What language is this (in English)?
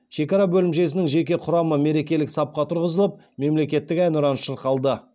Kazakh